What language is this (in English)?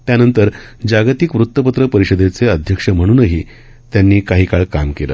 Marathi